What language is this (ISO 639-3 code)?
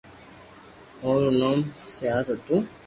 lrk